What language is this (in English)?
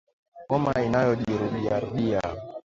Swahili